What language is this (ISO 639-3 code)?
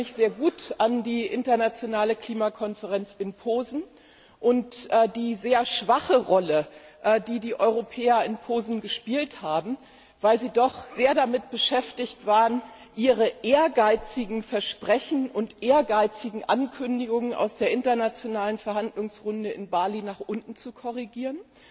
deu